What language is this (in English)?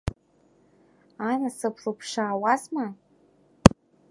Abkhazian